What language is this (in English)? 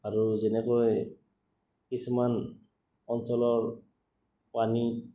Assamese